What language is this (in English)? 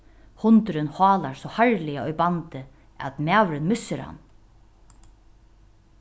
Faroese